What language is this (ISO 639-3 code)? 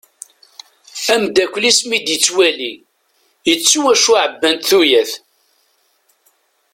kab